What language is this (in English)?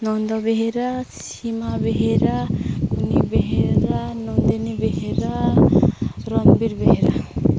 Odia